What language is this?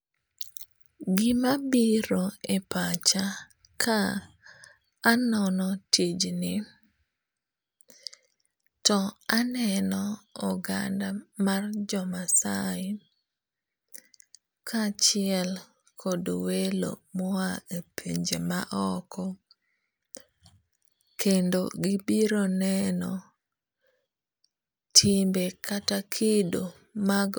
Luo (Kenya and Tanzania)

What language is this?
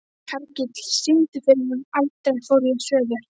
Icelandic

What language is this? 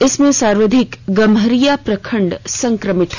Hindi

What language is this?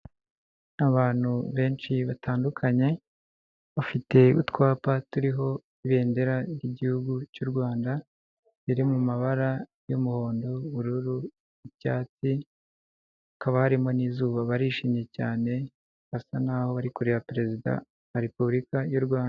Kinyarwanda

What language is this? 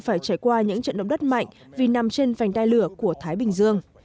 Vietnamese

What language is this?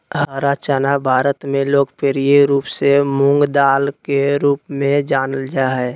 Magahi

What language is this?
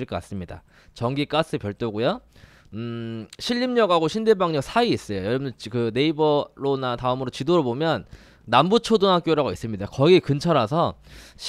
Korean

